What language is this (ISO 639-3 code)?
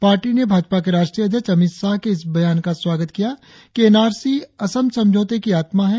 hin